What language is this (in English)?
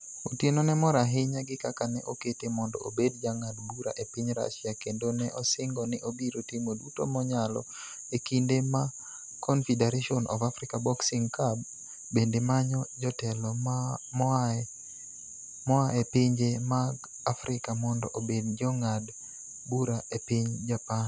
Luo (Kenya and Tanzania)